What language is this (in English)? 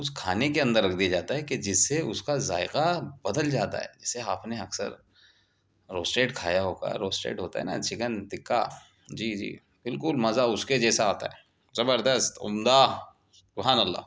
Urdu